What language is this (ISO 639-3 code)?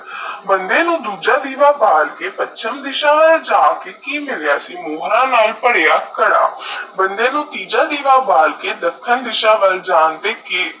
pan